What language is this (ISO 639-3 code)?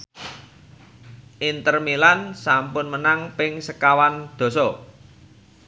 jav